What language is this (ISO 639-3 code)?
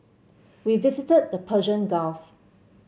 eng